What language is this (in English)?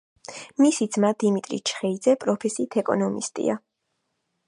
Georgian